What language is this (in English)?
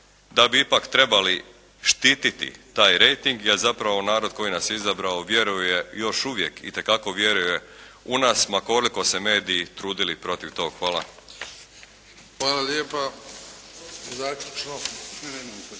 Croatian